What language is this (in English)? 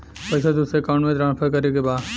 Bhojpuri